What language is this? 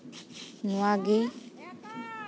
Santali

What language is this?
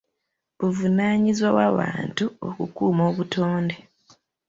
Ganda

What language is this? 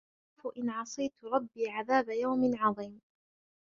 Arabic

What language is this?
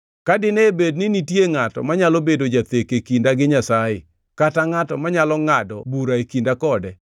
Luo (Kenya and Tanzania)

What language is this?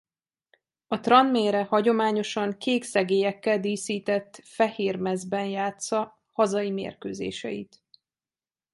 Hungarian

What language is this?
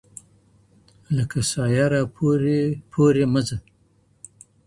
Pashto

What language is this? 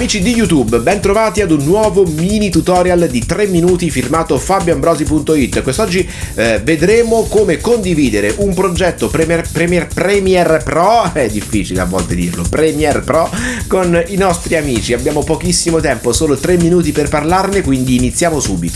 Italian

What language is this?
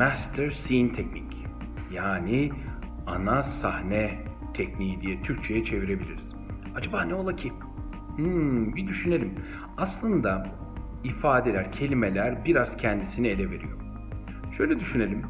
Turkish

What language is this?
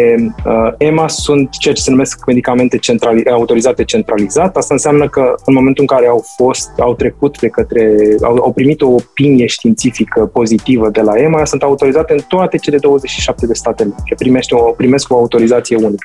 Romanian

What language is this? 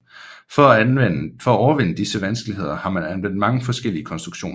Danish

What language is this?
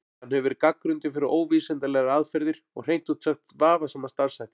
Icelandic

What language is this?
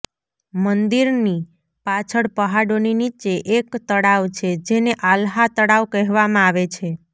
Gujarati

